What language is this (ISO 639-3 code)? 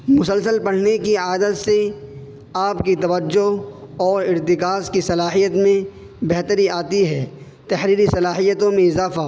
urd